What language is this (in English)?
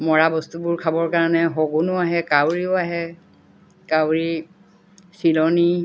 Assamese